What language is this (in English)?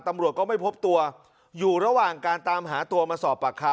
Thai